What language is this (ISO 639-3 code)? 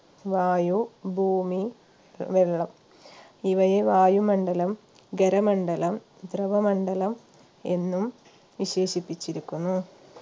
mal